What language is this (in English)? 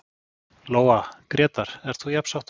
Icelandic